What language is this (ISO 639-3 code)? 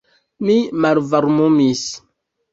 epo